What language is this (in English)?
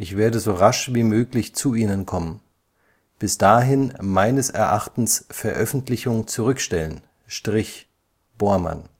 German